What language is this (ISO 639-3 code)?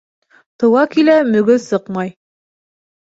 bak